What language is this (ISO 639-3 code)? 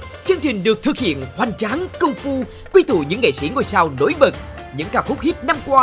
vie